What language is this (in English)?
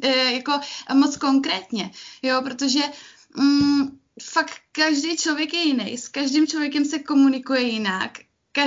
Czech